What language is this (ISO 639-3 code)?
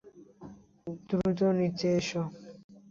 ben